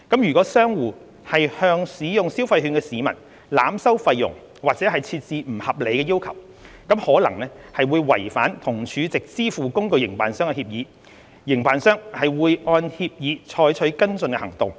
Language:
Cantonese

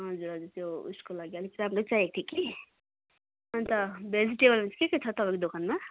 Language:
Nepali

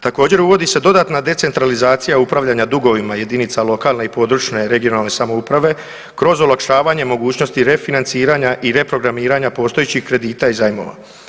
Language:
Croatian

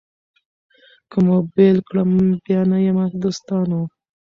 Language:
Pashto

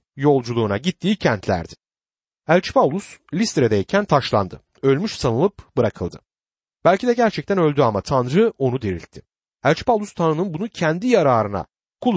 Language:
Turkish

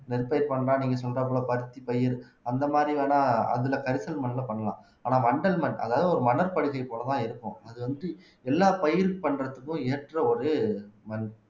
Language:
Tamil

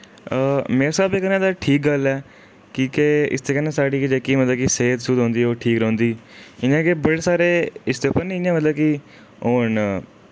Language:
Dogri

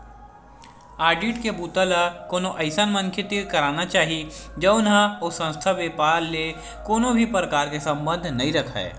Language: Chhattisgarhi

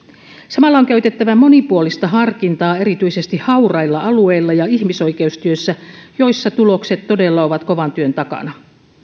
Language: Finnish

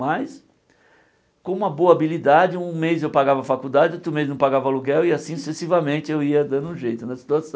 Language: Portuguese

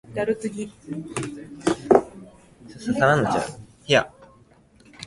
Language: Japanese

